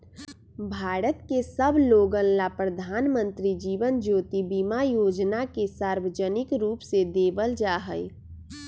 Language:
Magahi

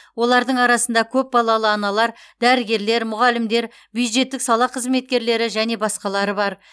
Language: Kazakh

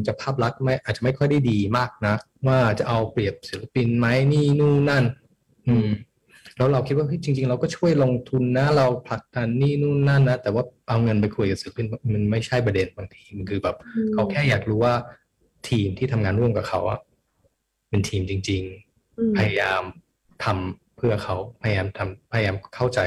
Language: Thai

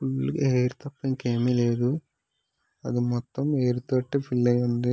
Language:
Telugu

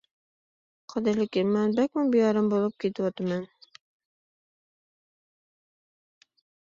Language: Uyghur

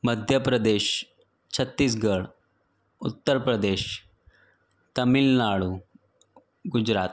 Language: Gujarati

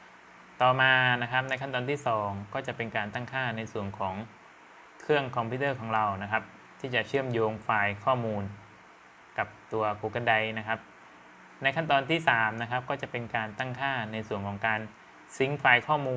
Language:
Thai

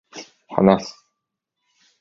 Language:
Japanese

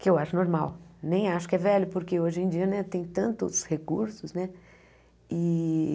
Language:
Portuguese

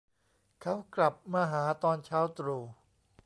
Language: Thai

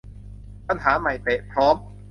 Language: Thai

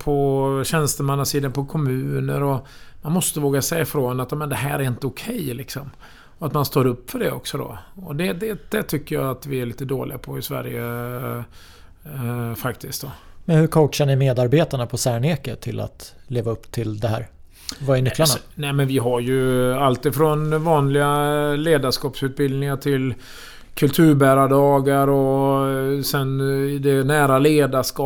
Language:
Swedish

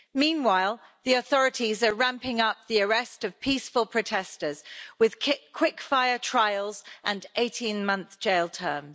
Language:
English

